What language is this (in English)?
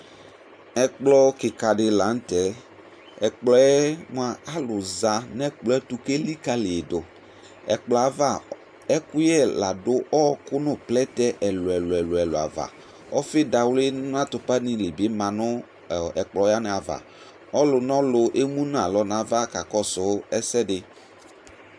Ikposo